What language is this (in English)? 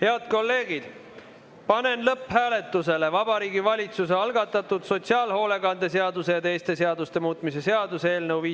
Estonian